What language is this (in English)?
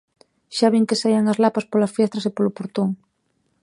Galician